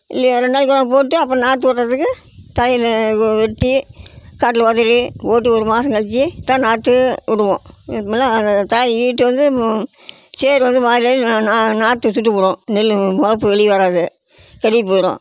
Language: Tamil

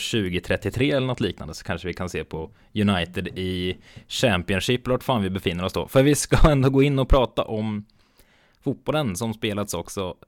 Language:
Swedish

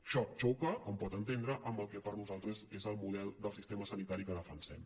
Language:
Catalan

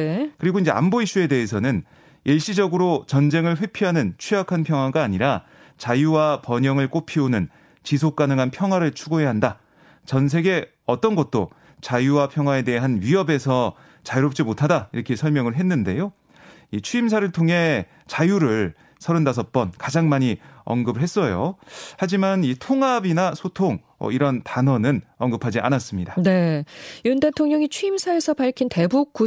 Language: Korean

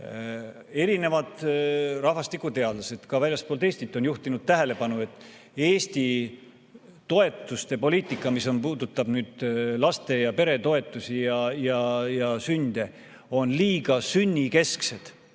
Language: Estonian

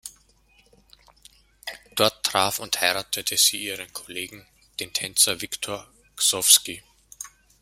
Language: German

